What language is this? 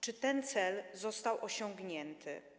Polish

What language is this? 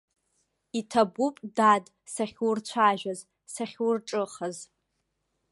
Abkhazian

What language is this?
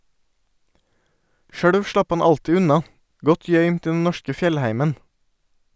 Norwegian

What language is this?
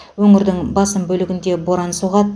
Kazakh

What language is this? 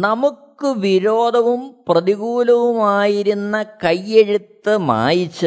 Malayalam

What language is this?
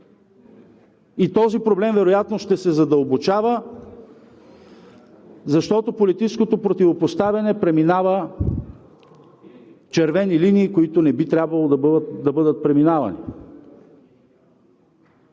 Bulgarian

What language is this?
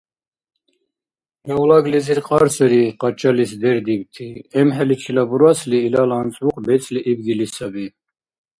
Dargwa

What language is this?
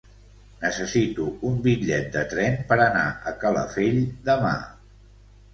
Catalan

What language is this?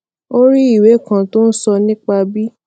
Yoruba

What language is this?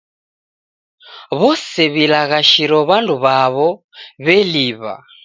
Taita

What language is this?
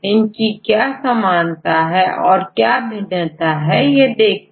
Hindi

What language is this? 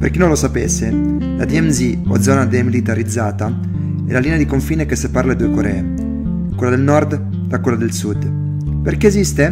Italian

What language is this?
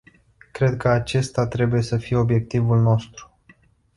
Romanian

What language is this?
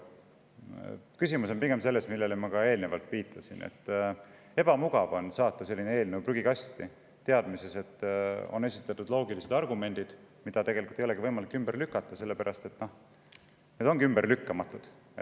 Estonian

